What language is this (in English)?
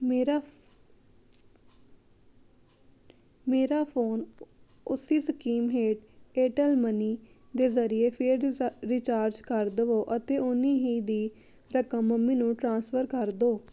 Punjabi